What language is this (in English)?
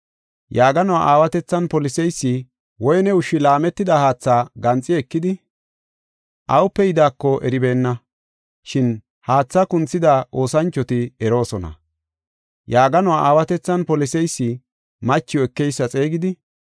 Gofa